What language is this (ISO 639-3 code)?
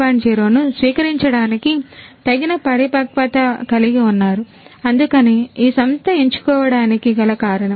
tel